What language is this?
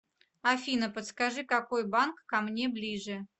Russian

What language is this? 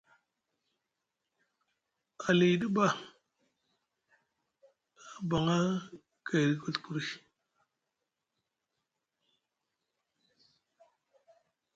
Musgu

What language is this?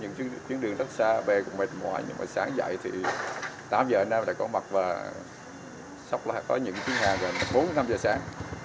Vietnamese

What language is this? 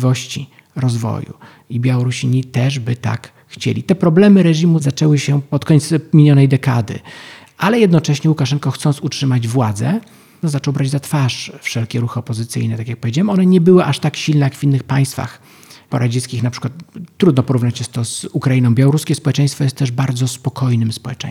Polish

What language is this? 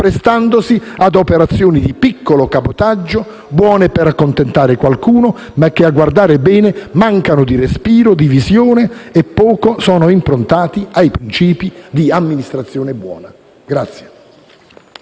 Italian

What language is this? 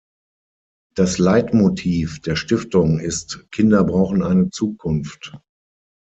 German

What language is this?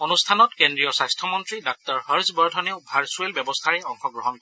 Assamese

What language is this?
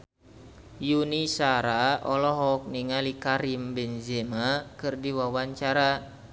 Sundanese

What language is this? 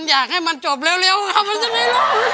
Thai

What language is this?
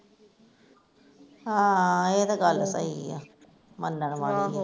Punjabi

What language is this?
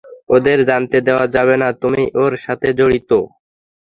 Bangla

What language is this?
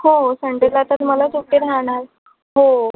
Marathi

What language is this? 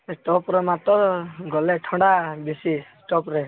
Odia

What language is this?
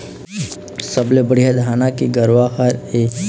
Chhattisgarhi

